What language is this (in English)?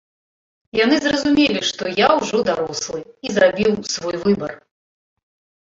Belarusian